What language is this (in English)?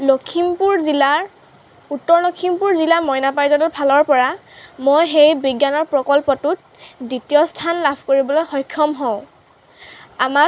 Assamese